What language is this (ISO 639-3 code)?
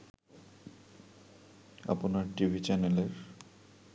ben